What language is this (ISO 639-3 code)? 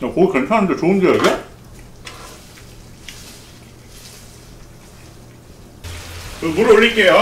kor